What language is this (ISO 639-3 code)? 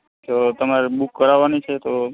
guj